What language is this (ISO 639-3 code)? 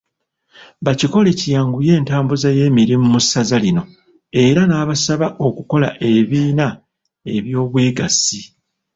lug